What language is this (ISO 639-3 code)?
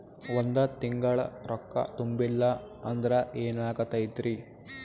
kan